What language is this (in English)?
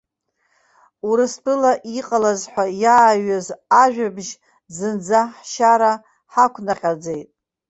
Abkhazian